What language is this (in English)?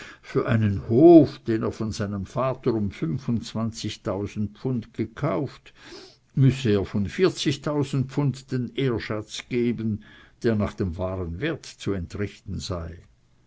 German